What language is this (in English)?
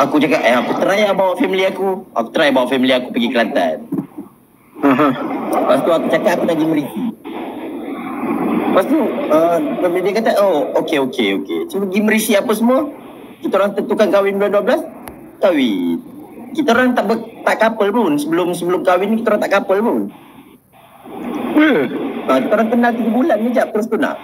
Malay